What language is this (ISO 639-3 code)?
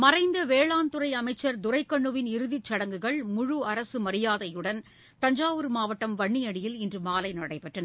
tam